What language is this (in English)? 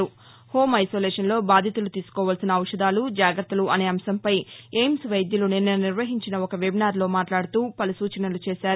Telugu